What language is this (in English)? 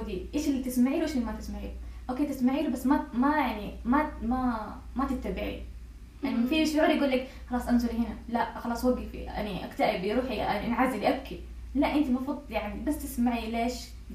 Arabic